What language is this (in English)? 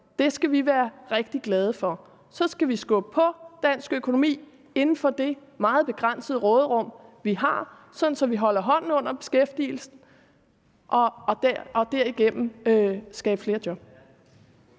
Danish